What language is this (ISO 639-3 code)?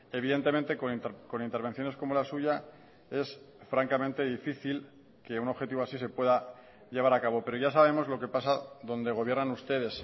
spa